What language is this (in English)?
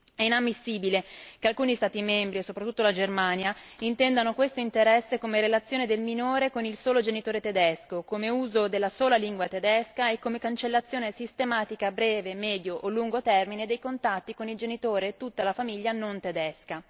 Italian